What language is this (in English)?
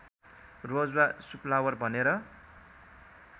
Nepali